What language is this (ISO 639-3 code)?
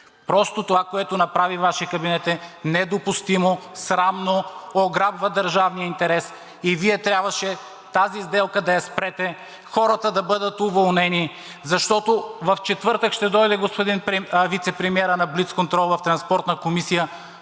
bul